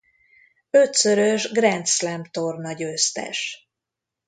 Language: Hungarian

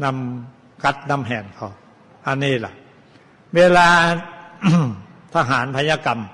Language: Thai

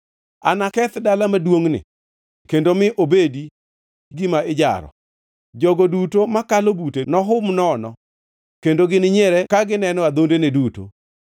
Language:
Luo (Kenya and Tanzania)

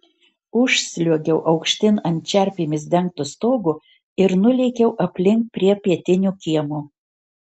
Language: Lithuanian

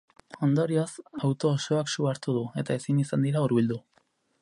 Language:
Basque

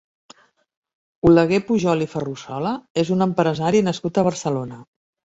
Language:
Catalan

